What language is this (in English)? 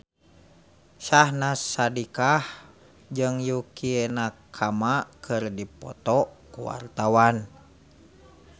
Sundanese